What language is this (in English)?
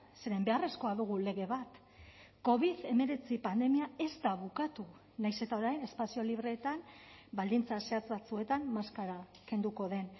Basque